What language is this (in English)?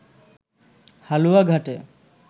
Bangla